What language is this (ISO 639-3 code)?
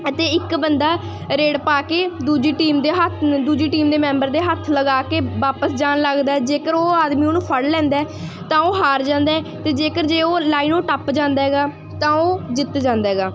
pan